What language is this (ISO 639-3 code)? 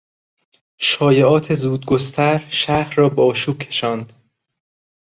fas